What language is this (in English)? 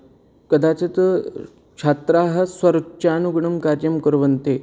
Sanskrit